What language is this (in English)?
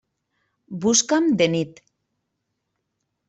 Catalan